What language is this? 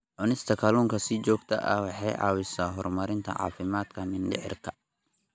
Somali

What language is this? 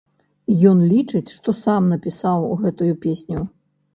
Belarusian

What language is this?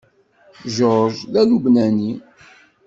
Kabyle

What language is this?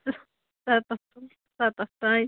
Kashmiri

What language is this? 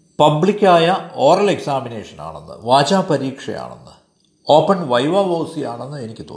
Malayalam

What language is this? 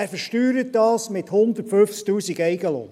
Swiss German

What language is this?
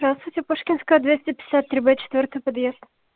Russian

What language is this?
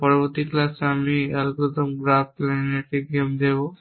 Bangla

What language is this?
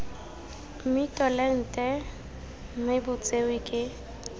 Tswana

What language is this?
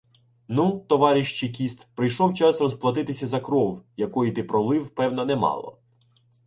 Ukrainian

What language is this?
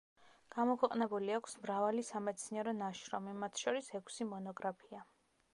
Georgian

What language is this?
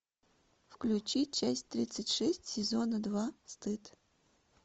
Russian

